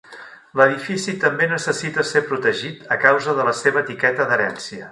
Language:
Catalan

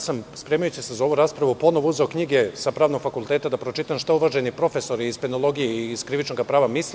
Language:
Serbian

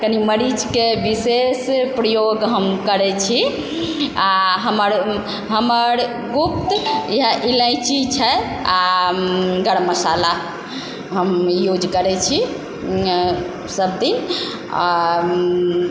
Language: Maithili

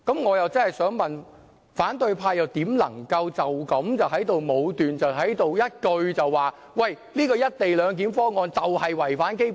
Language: Cantonese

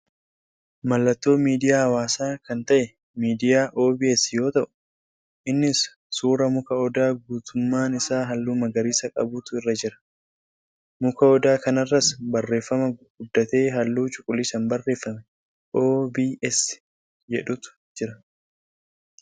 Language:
Oromo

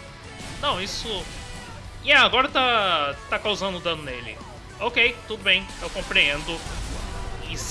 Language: Portuguese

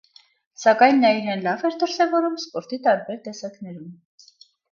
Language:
Armenian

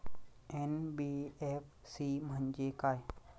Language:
Marathi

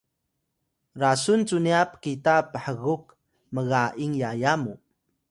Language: Atayal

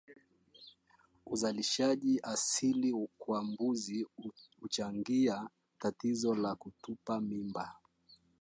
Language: Swahili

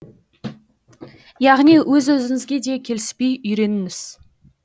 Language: Kazakh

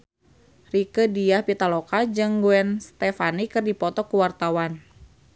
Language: Sundanese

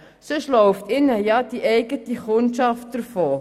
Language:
Swiss German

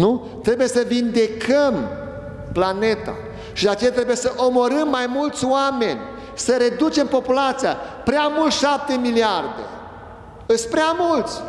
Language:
Romanian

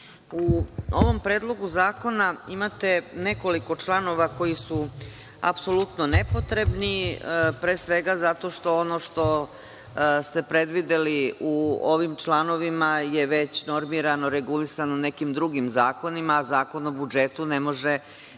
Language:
Serbian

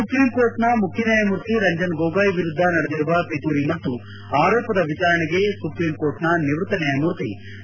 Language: Kannada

